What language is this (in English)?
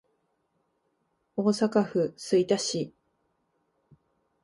Japanese